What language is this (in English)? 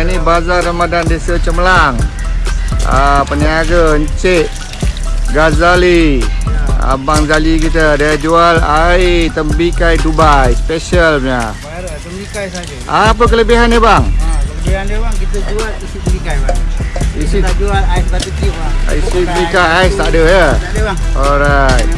Malay